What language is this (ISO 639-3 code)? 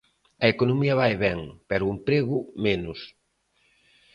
glg